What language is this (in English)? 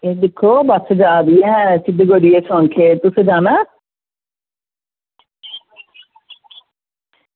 Dogri